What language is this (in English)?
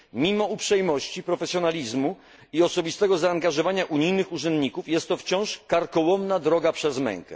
Polish